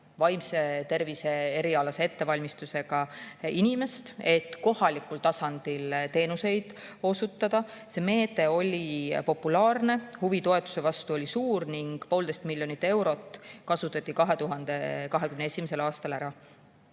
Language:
Estonian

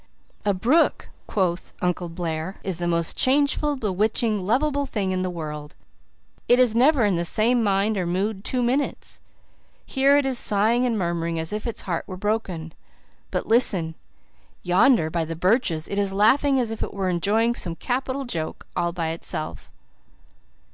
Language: English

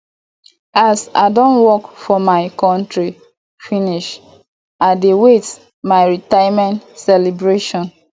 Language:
Nigerian Pidgin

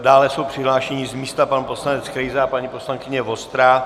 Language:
Czech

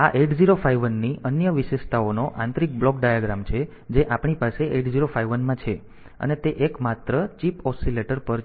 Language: Gujarati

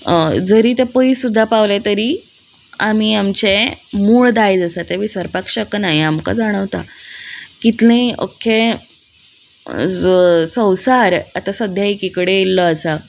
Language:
Konkani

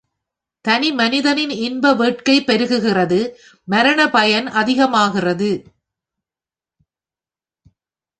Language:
Tamil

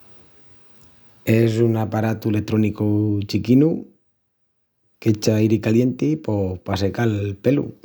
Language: Extremaduran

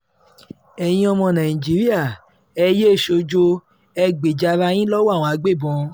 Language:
Yoruba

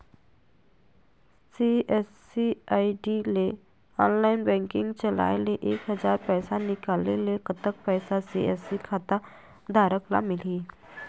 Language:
Chhattisgarhi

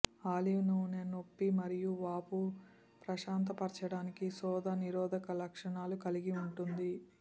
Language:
Telugu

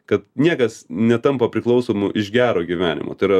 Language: Lithuanian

